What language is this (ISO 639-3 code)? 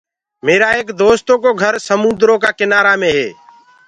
ggg